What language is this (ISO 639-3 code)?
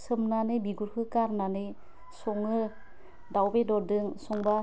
brx